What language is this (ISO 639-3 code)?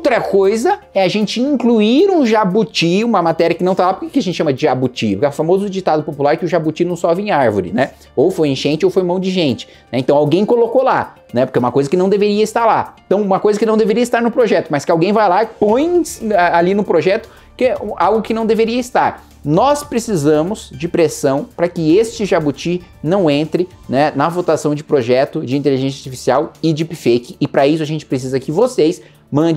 por